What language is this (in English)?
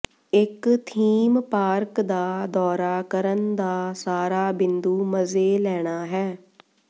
Punjabi